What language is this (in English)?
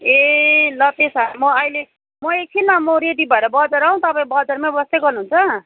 Nepali